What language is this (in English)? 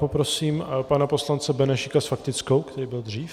Czech